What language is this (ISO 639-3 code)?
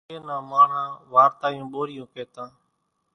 gjk